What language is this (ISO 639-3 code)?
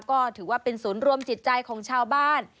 tha